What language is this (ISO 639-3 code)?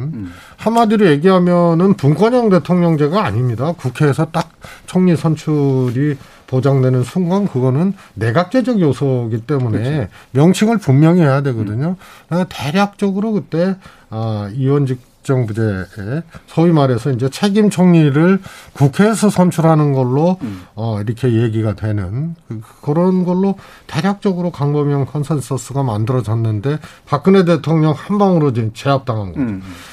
kor